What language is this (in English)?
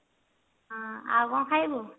Odia